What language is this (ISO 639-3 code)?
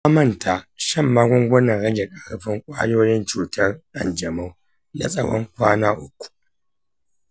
hau